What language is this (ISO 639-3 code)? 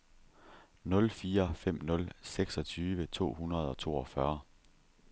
dan